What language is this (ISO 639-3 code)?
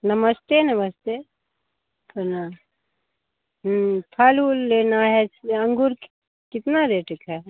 hin